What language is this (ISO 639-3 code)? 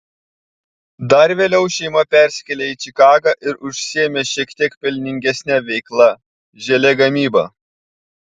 lit